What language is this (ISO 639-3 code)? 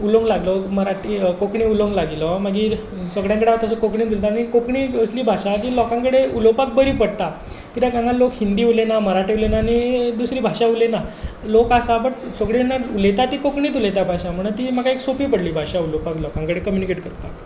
kok